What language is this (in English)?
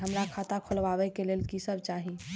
Maithili